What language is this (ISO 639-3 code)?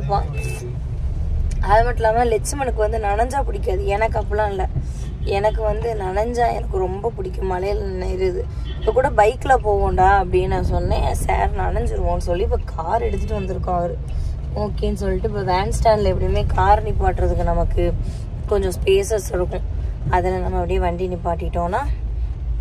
kor